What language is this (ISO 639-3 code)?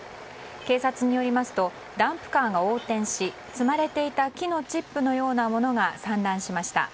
jpn